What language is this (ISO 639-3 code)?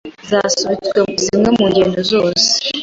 kin